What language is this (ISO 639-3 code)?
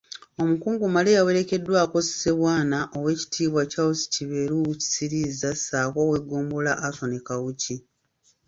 lug